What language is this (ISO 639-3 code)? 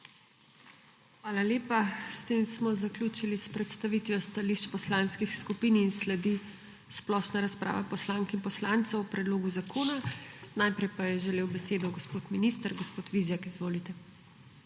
slv